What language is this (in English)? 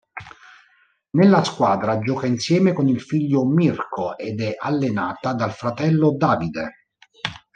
Italian